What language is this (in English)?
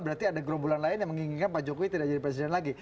Indonesian